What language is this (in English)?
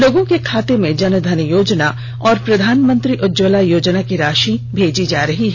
Hindi